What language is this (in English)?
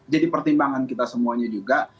Indonesian